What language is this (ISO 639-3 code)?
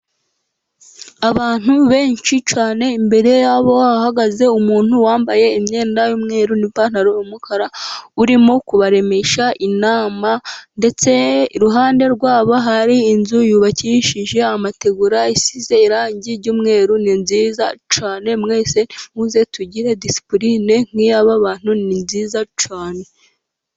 kin